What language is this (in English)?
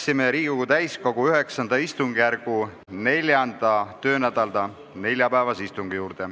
Estonian